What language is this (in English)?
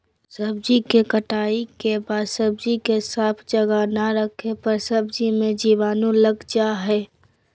Magahi